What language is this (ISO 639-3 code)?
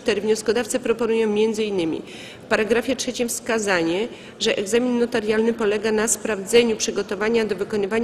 pol